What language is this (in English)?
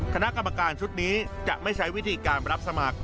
Thai